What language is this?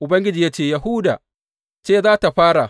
Hausa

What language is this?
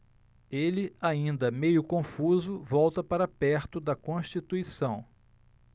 Portuguese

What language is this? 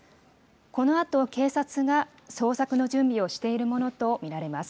Japanese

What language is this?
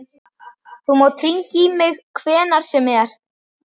Icelandic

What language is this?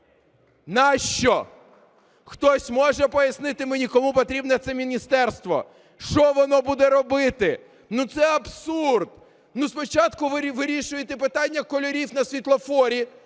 Ukrainian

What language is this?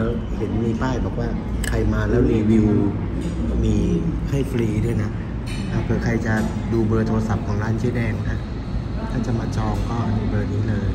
Thai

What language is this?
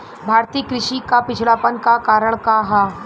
Bhojpuri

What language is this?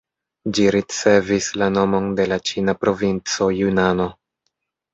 Esperanto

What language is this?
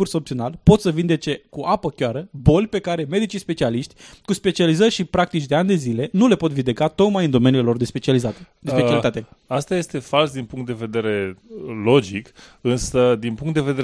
Romanian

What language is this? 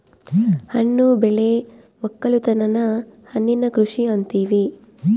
Kannada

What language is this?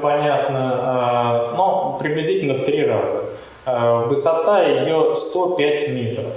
Russian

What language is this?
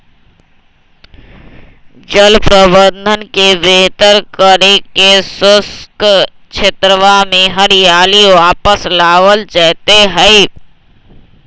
Magahi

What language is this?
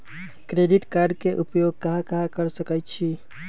Magahi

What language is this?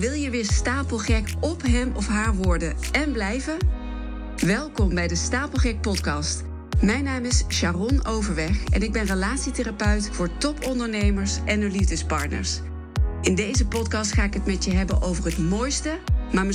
Dutch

